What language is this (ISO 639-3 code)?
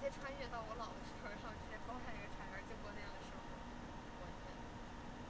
zho